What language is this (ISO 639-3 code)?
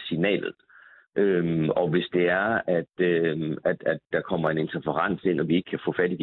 dan